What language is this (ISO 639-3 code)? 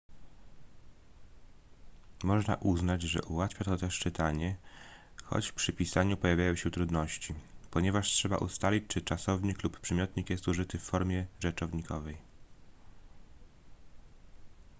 pol